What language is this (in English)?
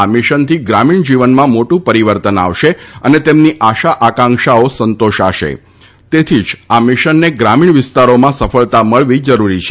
Gujarati